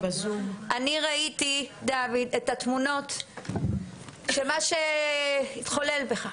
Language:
Hebrew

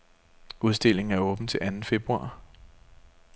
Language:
Danish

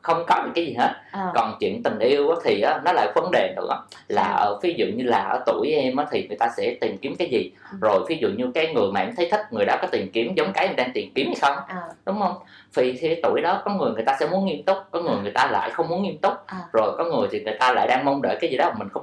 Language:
Vietnamese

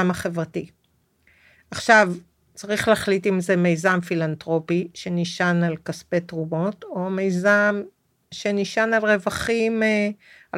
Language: Hebrew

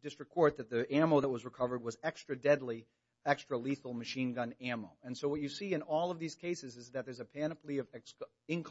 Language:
English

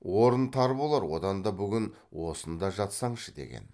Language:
Kazakh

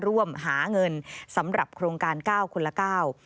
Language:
Thai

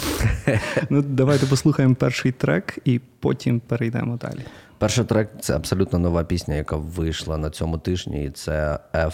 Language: Ukrainian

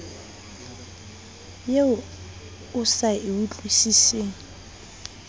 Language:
Southern Sotho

